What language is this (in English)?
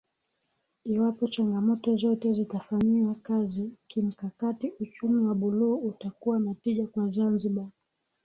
Swahili